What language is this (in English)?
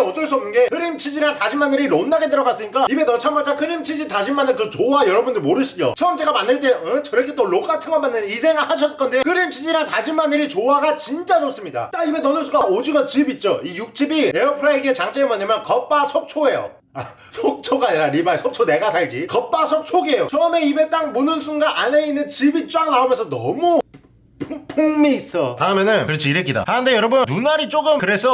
Korean